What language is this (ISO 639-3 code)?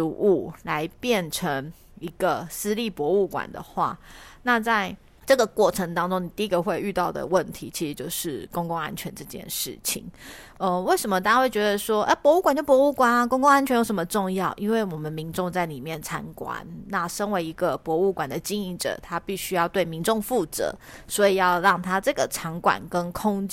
zho